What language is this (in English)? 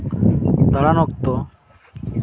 Santali